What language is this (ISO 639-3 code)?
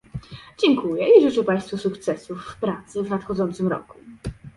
pol